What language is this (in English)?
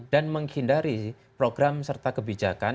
Indonesian